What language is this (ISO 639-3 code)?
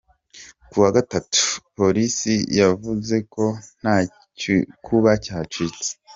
kin